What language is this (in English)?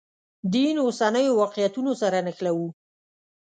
Pashto